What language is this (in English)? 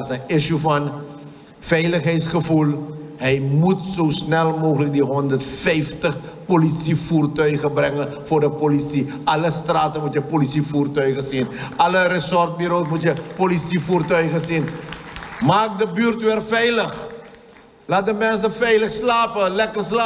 Dutch